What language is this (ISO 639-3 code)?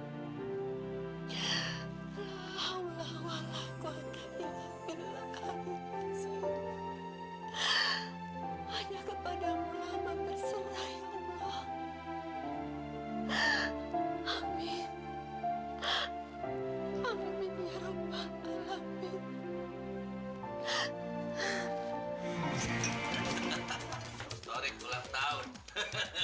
ind